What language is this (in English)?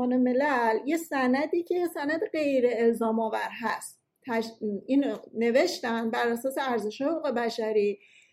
Persian